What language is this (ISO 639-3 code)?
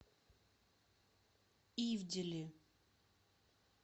rus